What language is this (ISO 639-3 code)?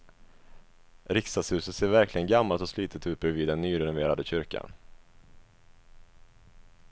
swe